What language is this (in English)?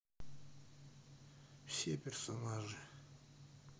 Russian